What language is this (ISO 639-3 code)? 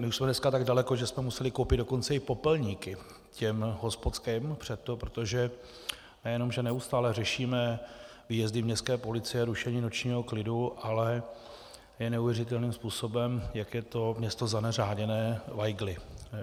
ces